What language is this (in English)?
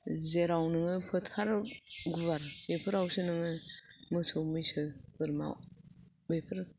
Bodo